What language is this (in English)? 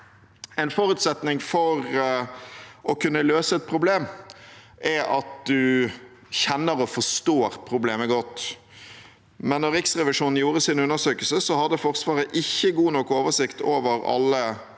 Norwegian